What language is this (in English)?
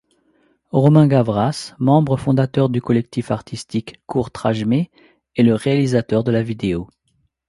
French